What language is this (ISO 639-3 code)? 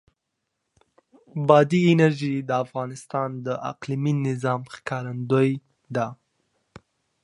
pus